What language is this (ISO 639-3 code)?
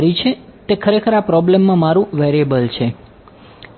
guj